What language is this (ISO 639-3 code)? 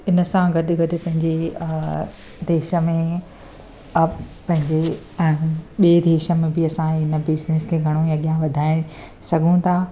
snd